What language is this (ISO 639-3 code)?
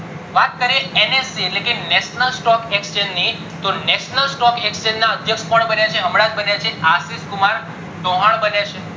guj